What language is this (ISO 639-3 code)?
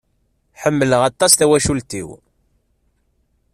kab